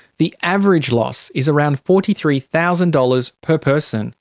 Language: English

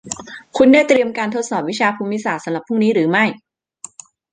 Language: Thai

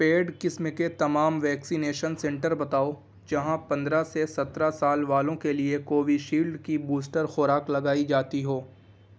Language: Urdu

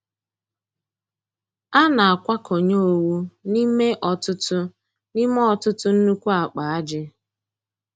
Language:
Igbo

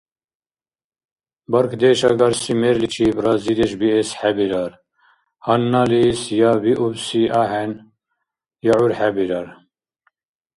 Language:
Dargwa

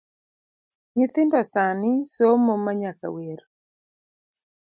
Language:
Luo (Kenya and Tanzania)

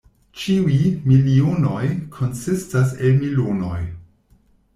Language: Esperanto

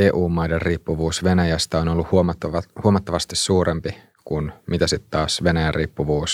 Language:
Finnish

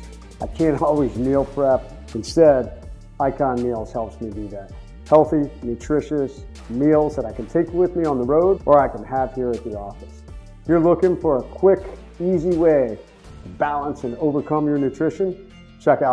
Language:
English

